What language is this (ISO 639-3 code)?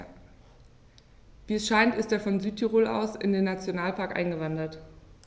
deu